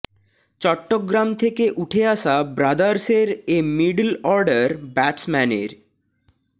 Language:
Bangla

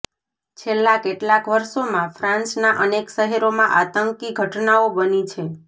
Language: Gujarati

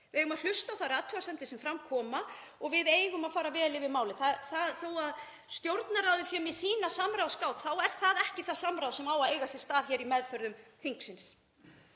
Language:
Icelandic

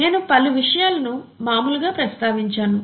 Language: Telugu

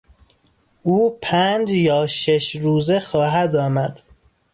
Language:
Persian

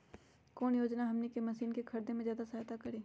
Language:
Magahi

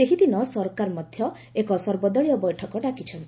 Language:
Odia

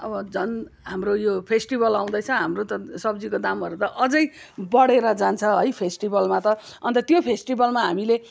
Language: Nepali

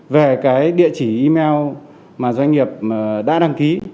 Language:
Vietnamese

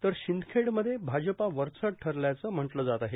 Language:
Marathi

